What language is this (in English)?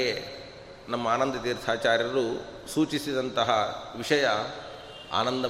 Kannada